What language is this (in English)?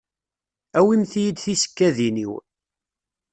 Kabyle